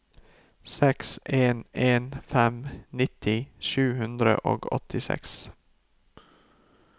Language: Norwegian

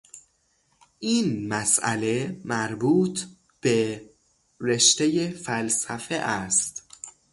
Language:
Persian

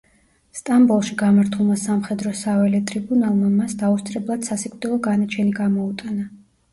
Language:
Georgian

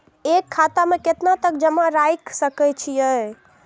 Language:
Maithili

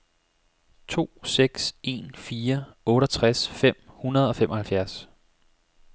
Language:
Danish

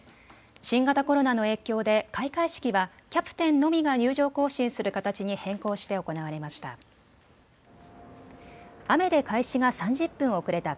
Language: Japanese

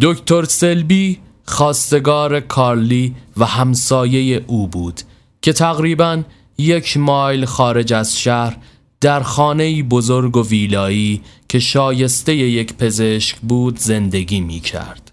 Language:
Persian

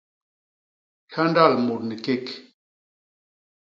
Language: Basaa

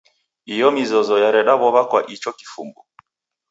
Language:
Taita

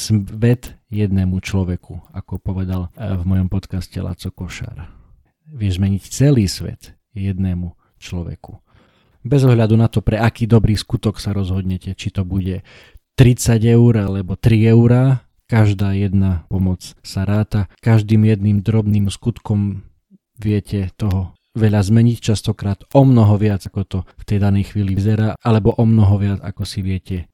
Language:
Slovak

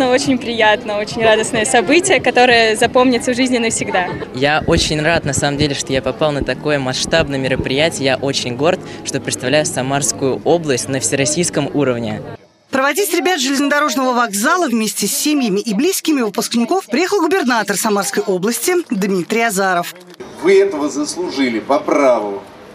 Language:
Russian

